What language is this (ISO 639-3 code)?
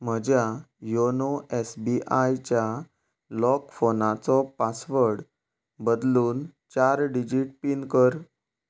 kok